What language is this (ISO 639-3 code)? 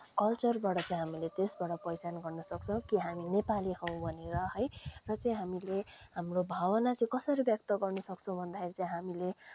nep